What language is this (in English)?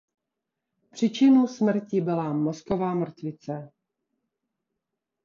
Czech